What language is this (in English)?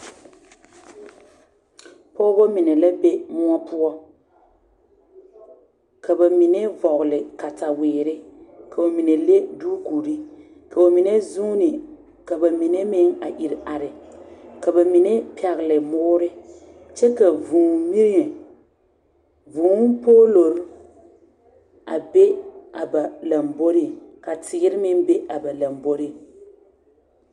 Southern Dagaare